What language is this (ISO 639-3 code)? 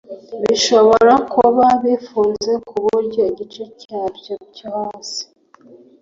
kin